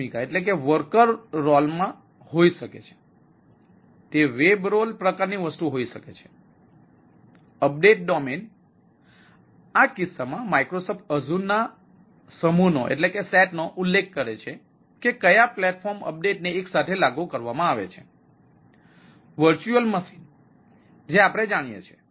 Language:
Gujarati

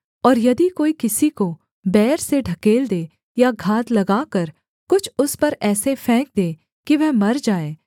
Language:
Hindi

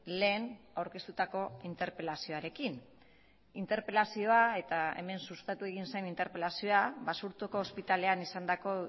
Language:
Basque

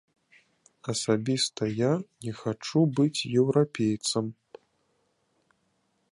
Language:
Belarusian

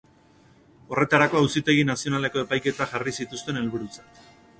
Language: Basque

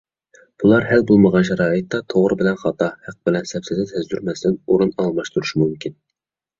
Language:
Uyghur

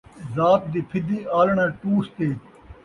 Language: Saraiki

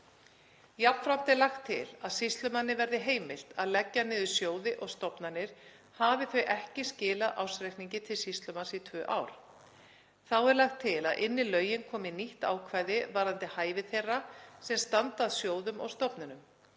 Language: Icelandic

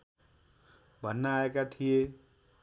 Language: Nepali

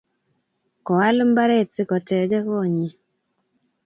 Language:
Kalenjin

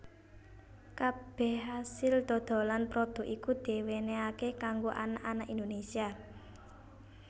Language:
Javanese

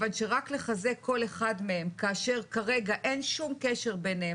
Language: Hebrew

